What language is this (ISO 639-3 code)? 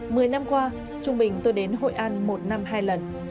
vie